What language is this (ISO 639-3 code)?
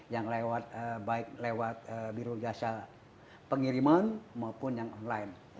ind